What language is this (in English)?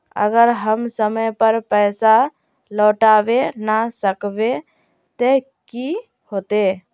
Magahi